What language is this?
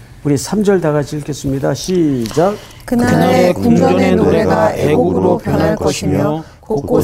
Korean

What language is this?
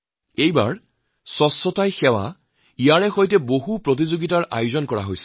Assamese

